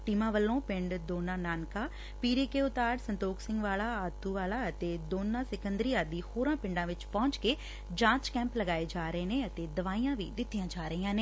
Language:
Punjabi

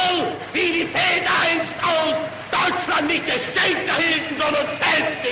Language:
Romanian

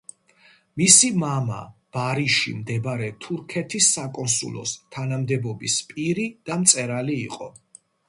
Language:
Georgian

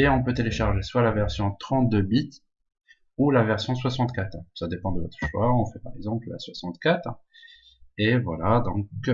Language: French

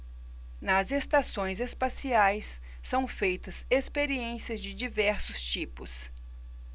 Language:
Portuguese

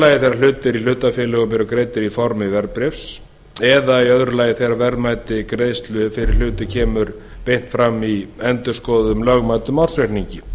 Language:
Icelandic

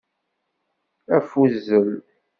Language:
Kabyle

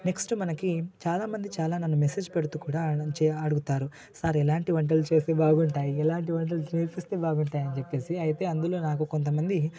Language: Telugu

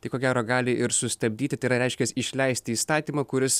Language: Lithuanian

